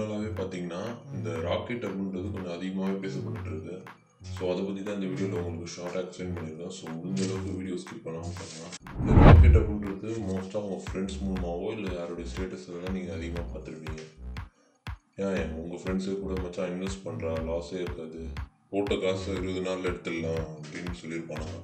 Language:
Romanian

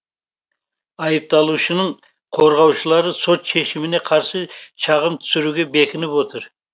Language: Kazakh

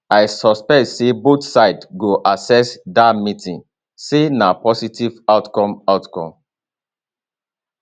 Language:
Nigerian Pidgin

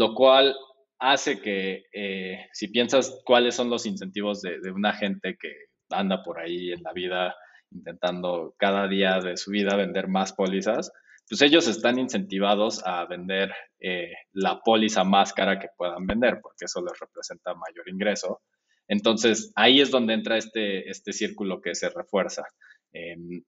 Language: Spanish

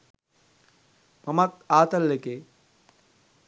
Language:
Sinhala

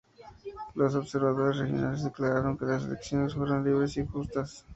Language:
Spanish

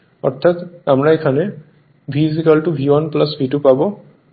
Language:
Bangla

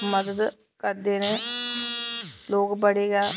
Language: Dogri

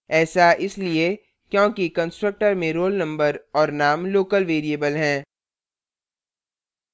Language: Hindi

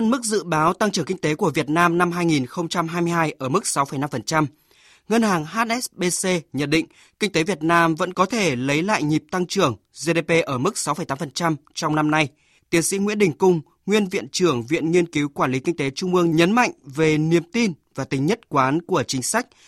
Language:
Vietnamese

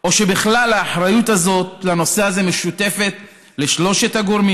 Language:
Hebrew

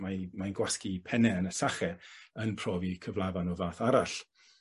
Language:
Welsh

